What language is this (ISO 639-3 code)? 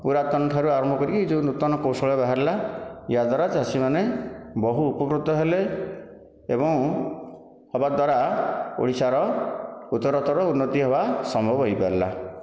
ori